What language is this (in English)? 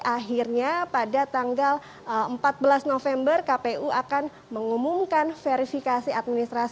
Indonesian